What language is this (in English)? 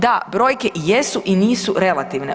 Croatian